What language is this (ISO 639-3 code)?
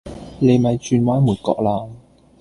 yue